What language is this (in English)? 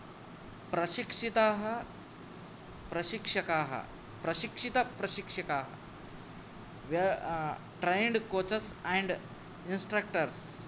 Sanskrit